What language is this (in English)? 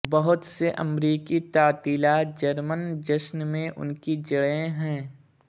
Urdu